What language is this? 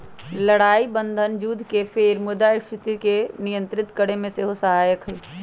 Magahi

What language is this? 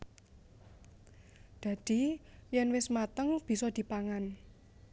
Javanese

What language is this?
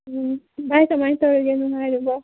Manipuri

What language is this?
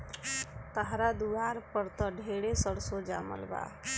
Bhojpuri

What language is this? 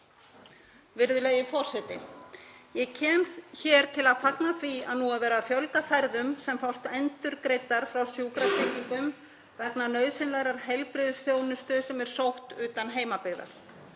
Icelandic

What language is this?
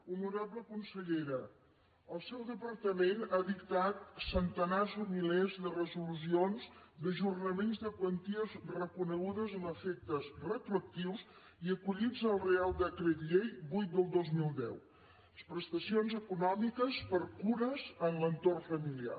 Catalan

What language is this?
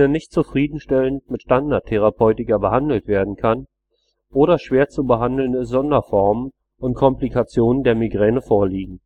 German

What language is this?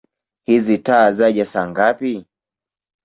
Swahili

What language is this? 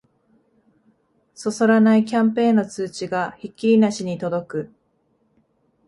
Japanese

